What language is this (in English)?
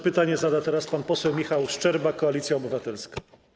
Polish